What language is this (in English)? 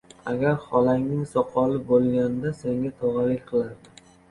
Uzbek